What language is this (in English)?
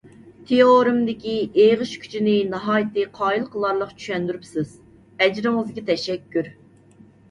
Uyghur